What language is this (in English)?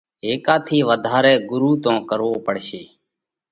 Parkari Koli